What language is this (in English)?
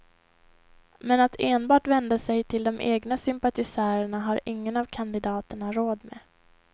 Swedish